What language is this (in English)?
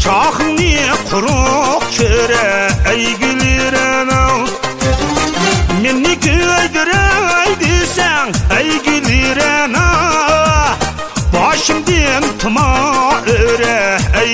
Turkish